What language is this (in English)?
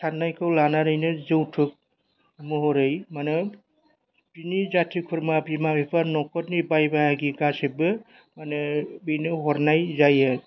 Bodo